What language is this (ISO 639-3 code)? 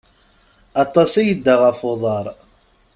kab